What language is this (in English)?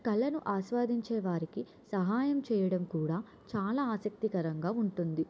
Telugu